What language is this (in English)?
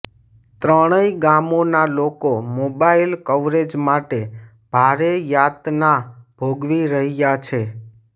Gujarati